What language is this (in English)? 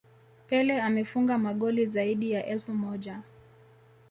Swahili